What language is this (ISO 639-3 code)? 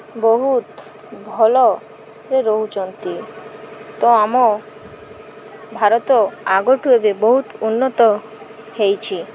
ori